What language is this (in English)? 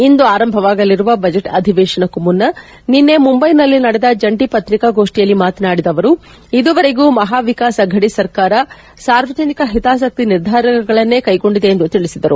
Kannada